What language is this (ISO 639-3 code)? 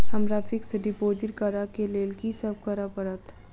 mai